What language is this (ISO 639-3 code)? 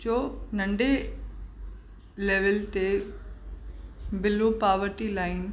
snd